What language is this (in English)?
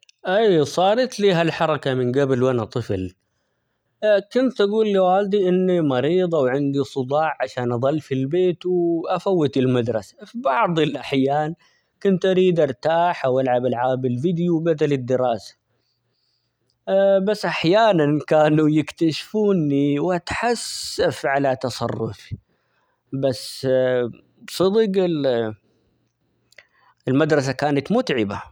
Omani Arabic